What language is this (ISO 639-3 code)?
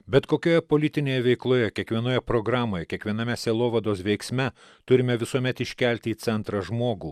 lit